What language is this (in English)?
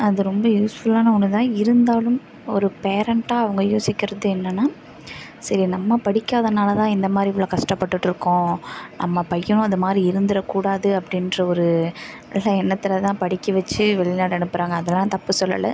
Tamil